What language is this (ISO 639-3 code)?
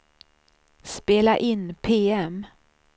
swe